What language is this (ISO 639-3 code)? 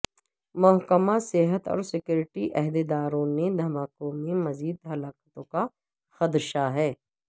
urd